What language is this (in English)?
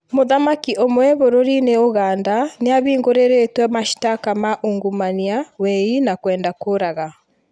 Kikuyu